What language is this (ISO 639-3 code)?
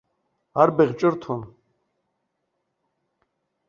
abk